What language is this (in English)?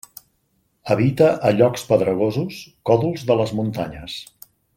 Catalan